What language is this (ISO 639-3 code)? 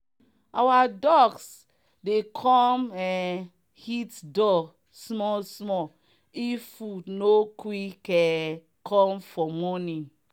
pcm